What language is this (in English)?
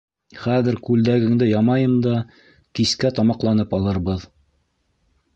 Bashkir